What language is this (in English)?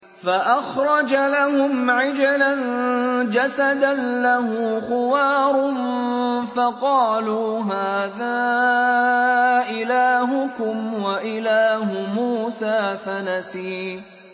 Arabic